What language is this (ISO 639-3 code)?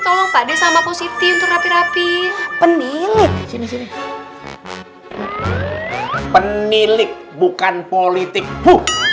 ind